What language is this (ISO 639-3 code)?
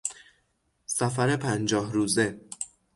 fas